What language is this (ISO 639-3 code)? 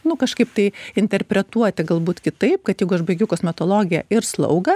lit